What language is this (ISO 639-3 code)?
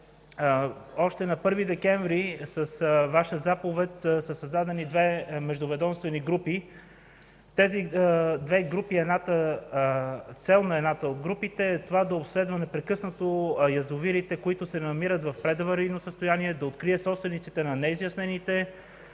bul